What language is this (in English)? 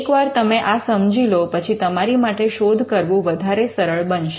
Gujarati